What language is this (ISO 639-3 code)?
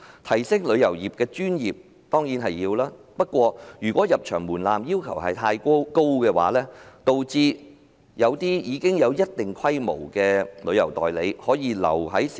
yue